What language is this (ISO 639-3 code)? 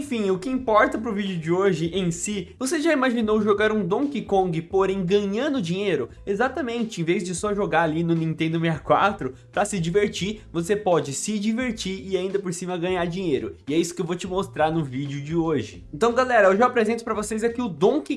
por